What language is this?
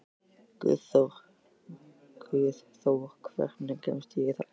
Icelandic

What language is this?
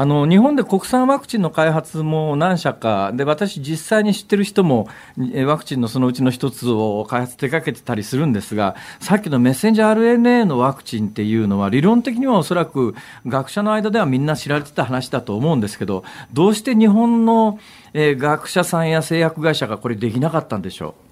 Japanese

